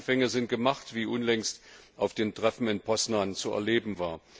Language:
German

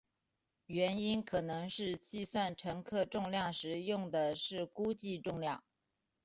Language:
Chinese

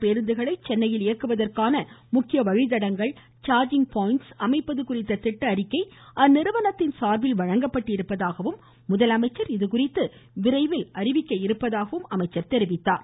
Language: Tamil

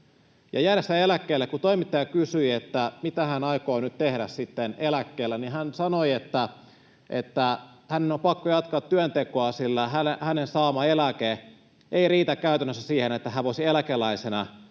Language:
Finnish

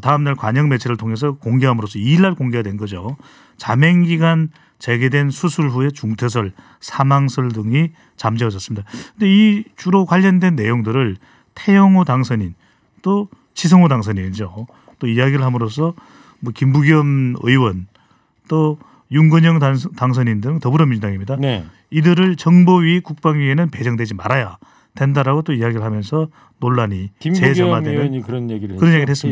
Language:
Korean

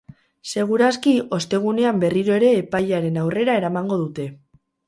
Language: Basque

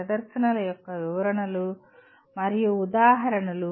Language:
Telugu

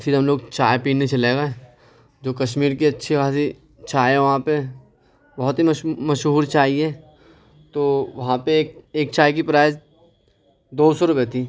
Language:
Urdu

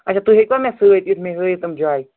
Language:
Kashmiri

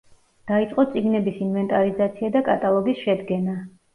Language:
Georgian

